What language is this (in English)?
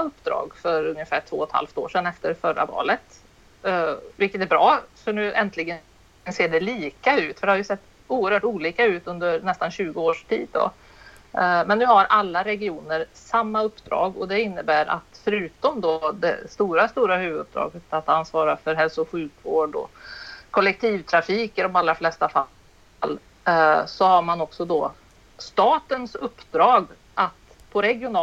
Swedish